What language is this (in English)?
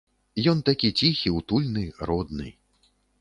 Belarusian